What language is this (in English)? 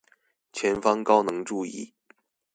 Chinese